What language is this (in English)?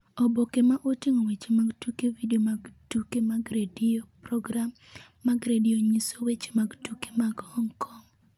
Luo (Kenya and Tanzania)